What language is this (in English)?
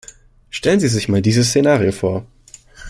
German